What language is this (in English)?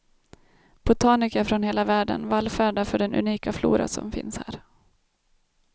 Swedish